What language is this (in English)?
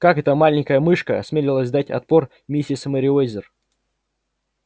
Russian